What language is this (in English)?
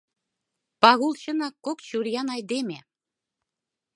Mari